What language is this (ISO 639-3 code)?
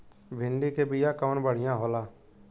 bho